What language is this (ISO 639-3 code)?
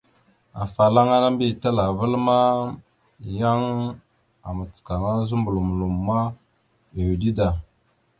mxu